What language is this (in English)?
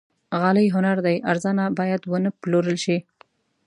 Pashto